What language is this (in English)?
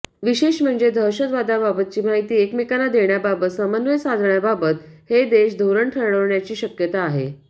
Marathi